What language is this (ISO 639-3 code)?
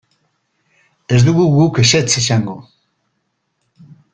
eus